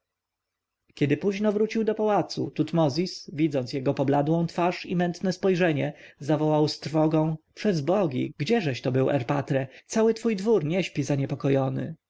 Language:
Polish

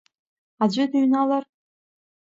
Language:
Abkhazian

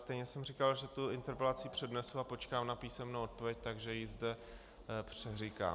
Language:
Czech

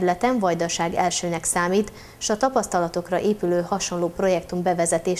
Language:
Hungarian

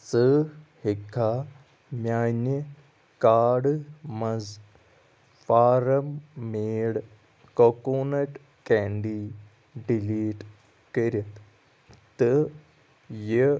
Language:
Kashmiri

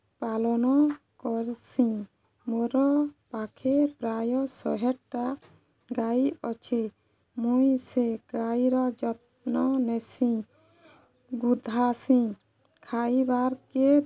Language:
Odia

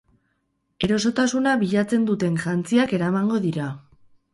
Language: Basque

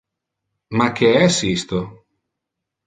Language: Interlingua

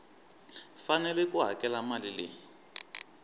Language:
Tsonga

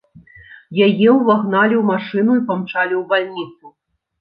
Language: Belarusian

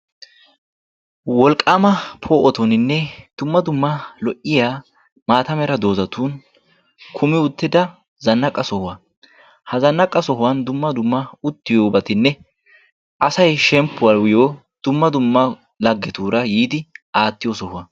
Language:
Wolaytta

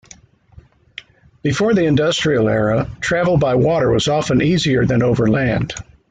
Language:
English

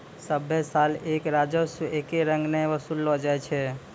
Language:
Maithili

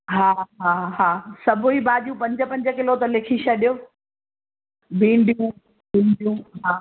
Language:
Sindhi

